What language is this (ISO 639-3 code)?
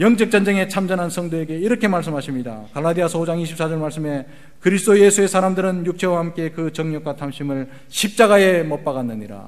kor